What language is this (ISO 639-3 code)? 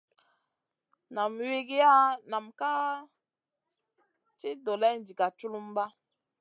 mcn